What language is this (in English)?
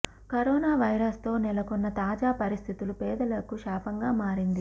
Telugu